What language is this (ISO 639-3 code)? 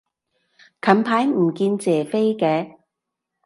yue